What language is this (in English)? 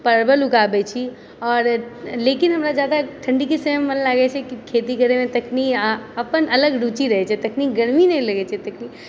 Maithili